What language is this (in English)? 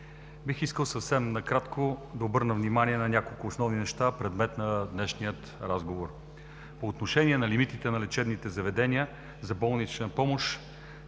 Bulgarian